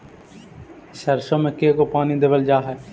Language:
Magahi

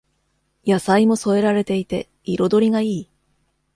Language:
Japanese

